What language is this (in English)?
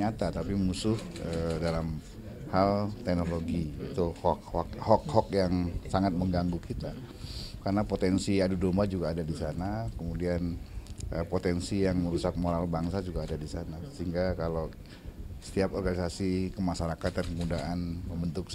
Indonesian